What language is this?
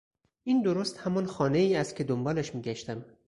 Persian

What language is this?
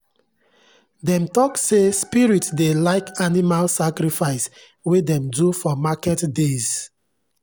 Nigerian Pidgin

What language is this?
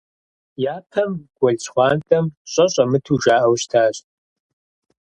Kabardian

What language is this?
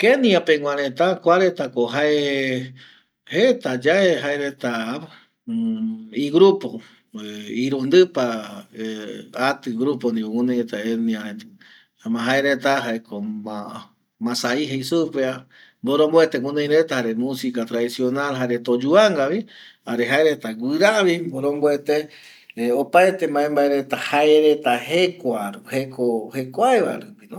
Eastern Bolivian Guaraní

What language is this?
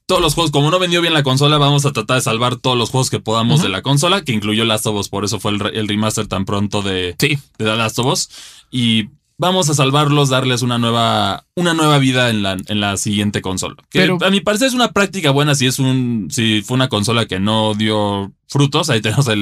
Spanish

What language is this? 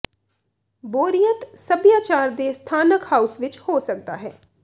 Punjabi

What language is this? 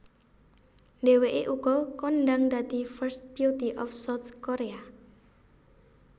Javanese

